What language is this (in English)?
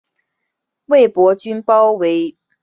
Chinese